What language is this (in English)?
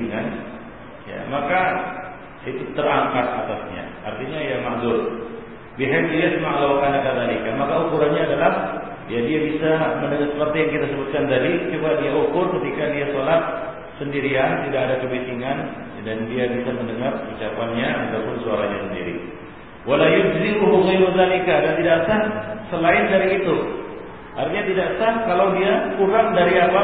Malay